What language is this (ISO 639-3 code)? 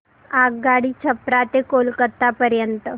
mar